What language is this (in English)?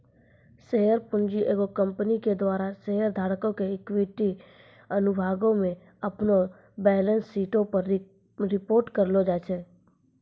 Maithili